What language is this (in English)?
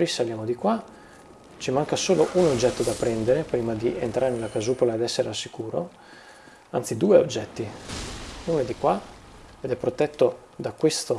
Italian